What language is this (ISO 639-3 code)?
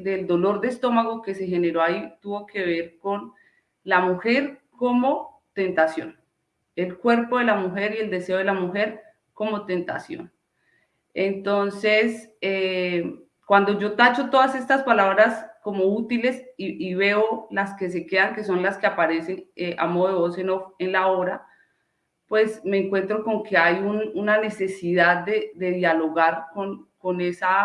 spa